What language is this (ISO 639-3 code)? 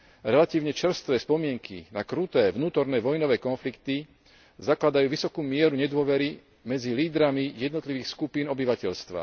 slk